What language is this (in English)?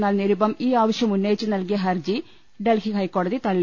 Malayalam